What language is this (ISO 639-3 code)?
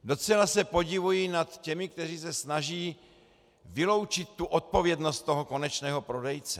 ces